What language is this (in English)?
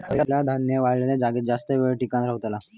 Marathi